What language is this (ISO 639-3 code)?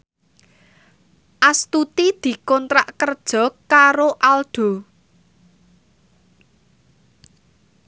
jav